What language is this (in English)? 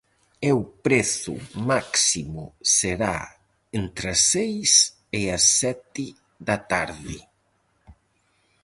Galician